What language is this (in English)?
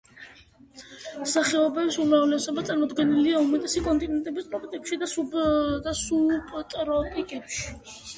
Georgian